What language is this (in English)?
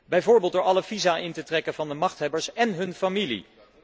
Dutch